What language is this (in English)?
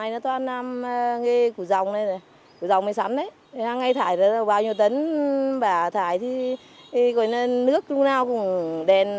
Vietnamese